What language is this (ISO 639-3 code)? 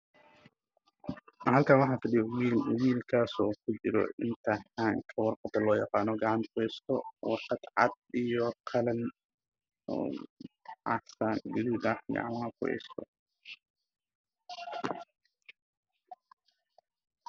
som